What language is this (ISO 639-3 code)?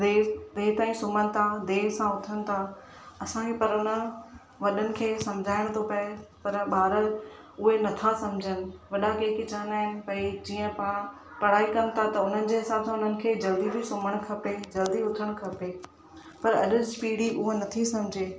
snd